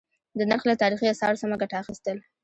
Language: Pashto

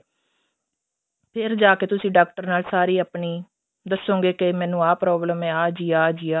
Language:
Punjabi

